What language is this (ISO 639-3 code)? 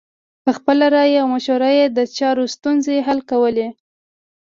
pus